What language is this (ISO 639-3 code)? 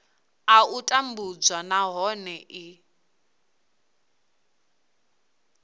ven